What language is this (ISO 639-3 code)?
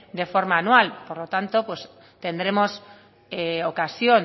spa